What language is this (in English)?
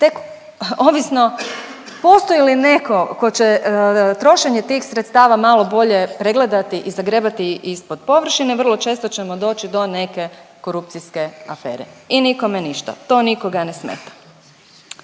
Croatian